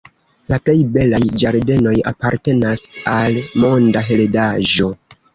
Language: Esperanto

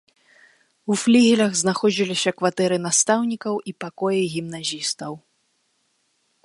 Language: Belarusian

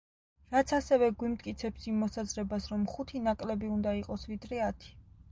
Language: Georgian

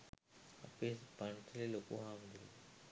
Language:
Sinhala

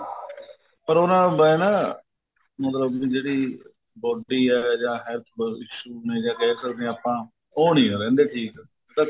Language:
Punjabi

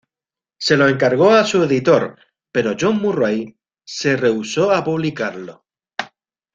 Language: Spanish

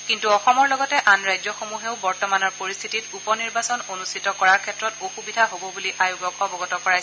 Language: Assamese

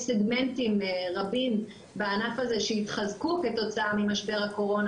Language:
Hebrew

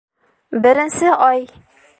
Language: Bashkir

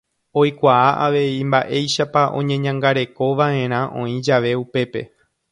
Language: Guarani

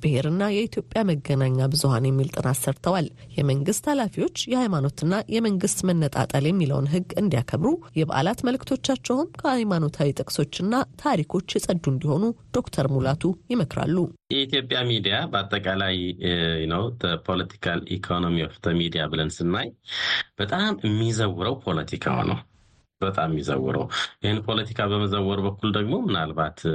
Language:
Amharic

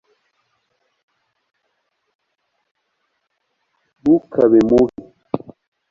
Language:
Kinyarwanda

